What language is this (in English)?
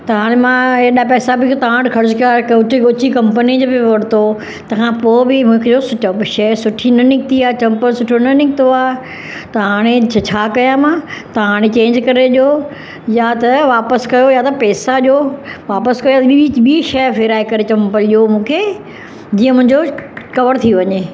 Sindhi